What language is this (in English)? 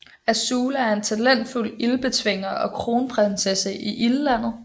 Danish